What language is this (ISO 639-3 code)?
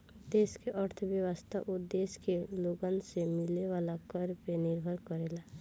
bho